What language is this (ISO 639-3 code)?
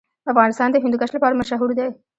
pus